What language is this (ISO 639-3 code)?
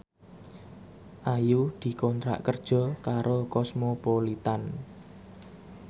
jav